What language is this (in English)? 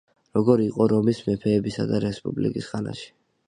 Georgian